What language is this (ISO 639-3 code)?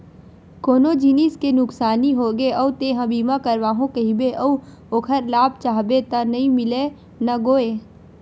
hne